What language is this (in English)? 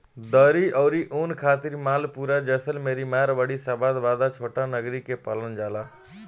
Bhojpuri